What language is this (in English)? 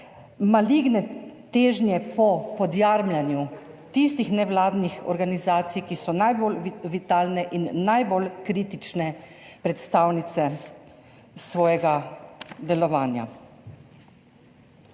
Slovenian